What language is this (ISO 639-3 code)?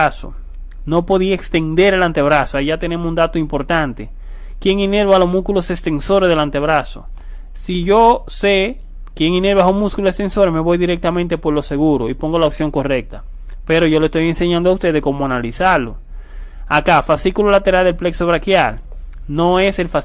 spa